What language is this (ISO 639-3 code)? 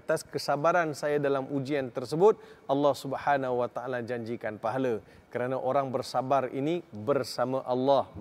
msa